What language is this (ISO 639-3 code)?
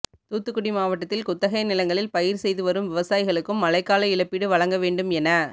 tam